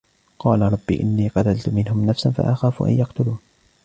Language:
Arabic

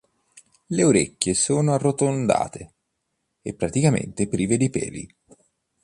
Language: Italian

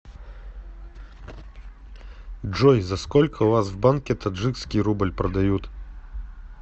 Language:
Russian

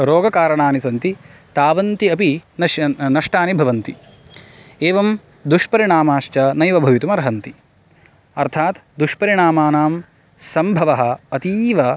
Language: Sanskrit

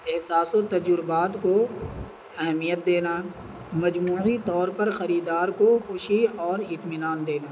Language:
Urdu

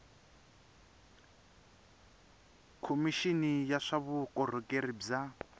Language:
Tsonga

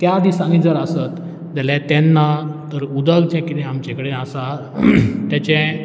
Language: Konkani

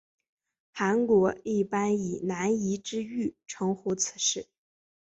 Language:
Chinese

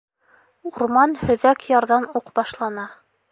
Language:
Bashkir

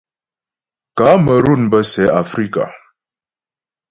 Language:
Ghomala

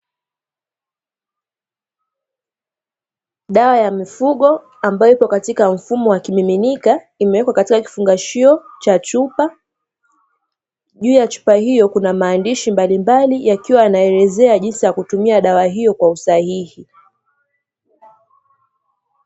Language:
Swahili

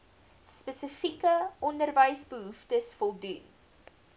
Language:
Afrikaans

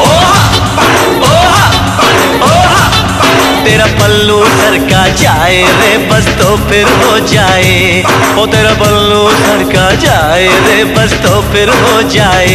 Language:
Hindi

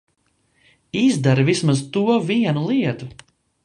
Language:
Latvian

